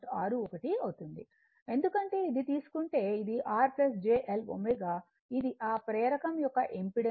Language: Telugu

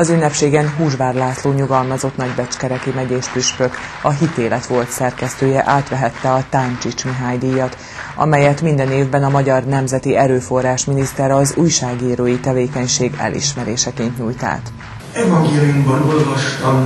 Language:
Hungarian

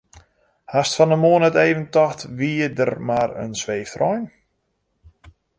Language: Western Frisian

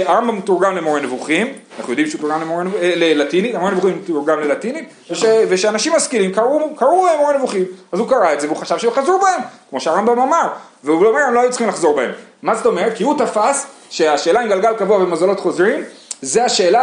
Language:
Hebrew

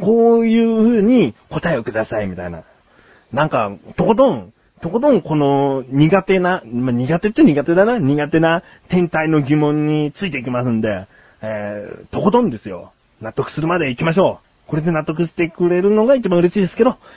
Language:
Japanese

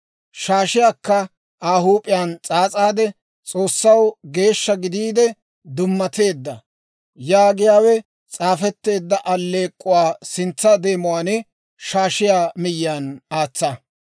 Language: Dawro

